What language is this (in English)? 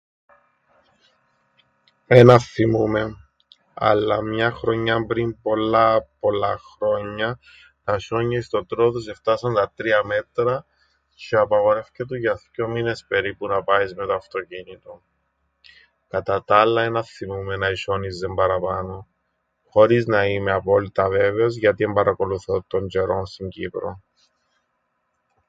Greek